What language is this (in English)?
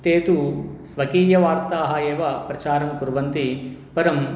Sanskrit